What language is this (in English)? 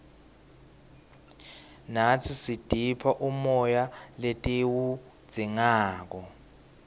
Swati